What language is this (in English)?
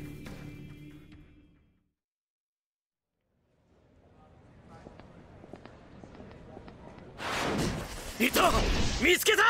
Japanese